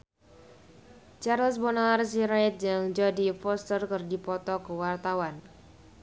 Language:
Sundanese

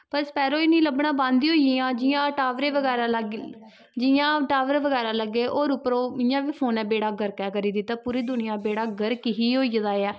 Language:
Dogri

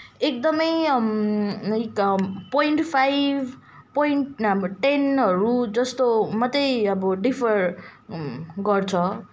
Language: Nepali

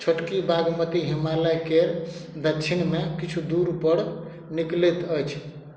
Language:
Maithili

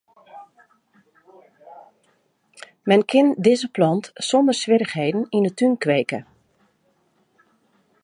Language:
Western Frisian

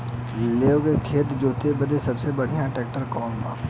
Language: Bhojpuri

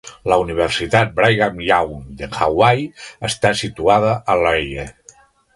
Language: Catalan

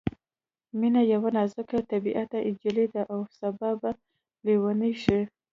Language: Pashto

